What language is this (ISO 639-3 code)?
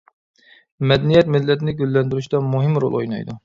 uig